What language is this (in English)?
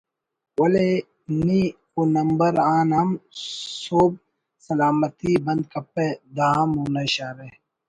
Brahui